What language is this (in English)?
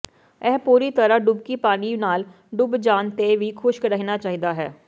Punjabi